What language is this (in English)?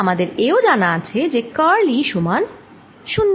Bangla